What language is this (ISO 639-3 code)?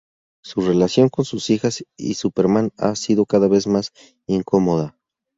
spa